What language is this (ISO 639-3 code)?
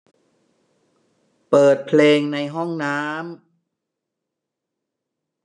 tha